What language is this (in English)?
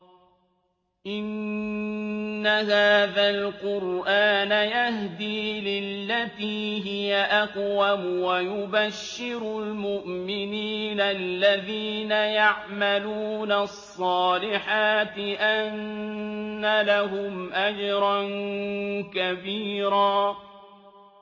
Arabic